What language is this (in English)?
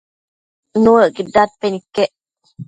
Matsés